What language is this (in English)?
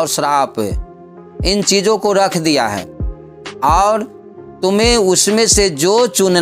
Hindi